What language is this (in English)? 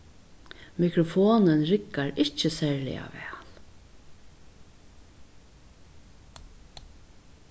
Faroese